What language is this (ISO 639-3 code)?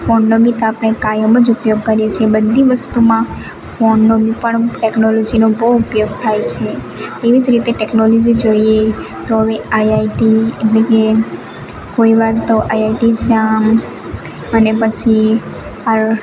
guj